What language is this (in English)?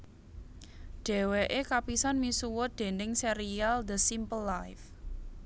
Javanese